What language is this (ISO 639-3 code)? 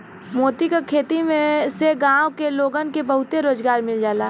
bho